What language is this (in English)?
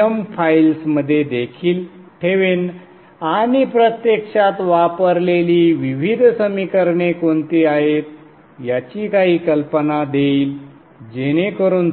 Marathi